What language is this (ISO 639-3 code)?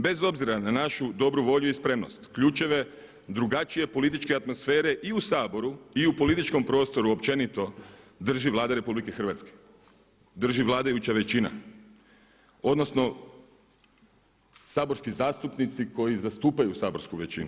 hrv